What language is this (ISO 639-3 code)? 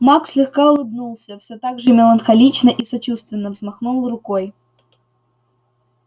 rus